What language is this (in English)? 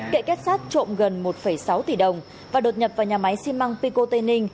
Vietnamese